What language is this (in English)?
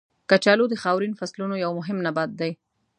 Pashto